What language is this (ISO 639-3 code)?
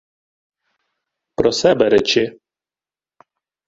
ukr